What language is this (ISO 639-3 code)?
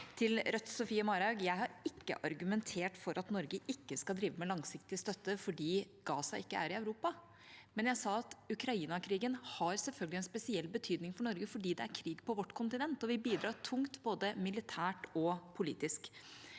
nor